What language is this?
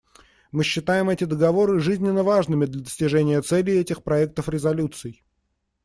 Russian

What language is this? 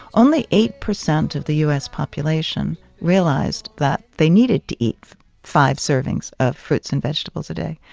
English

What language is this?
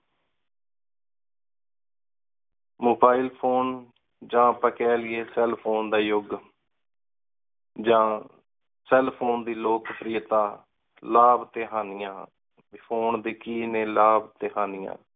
Punjabi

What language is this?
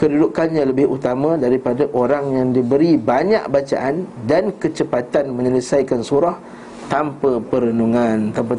Malay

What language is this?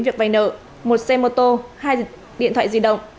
Vietnamese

